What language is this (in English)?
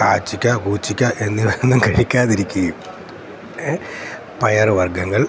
Malayalam